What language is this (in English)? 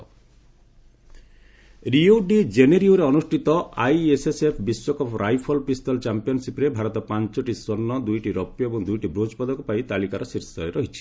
Odia